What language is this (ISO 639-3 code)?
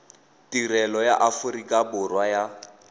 tsn